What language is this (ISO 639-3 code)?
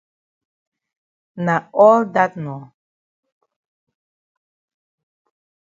wes